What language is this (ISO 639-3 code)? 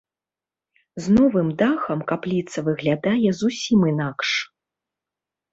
bel